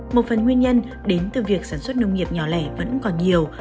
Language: Vietnamese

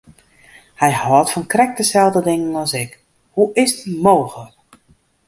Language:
Western Frisian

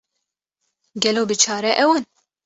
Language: Kurdish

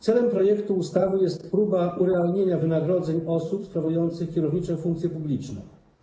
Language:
Polish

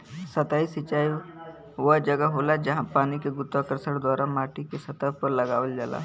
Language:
Bhojpuri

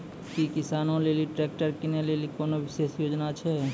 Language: Maithili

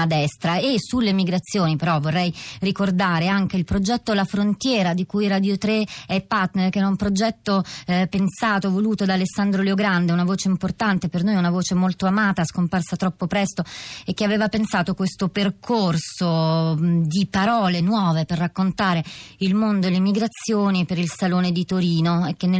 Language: Italian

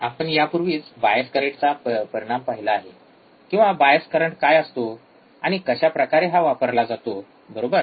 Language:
Marathi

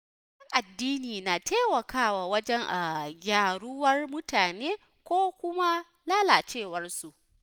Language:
Hausa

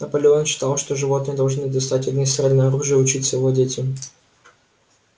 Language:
Russian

